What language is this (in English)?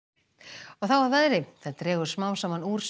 Icelandic